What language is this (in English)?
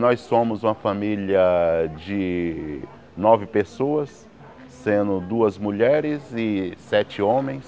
Portuguese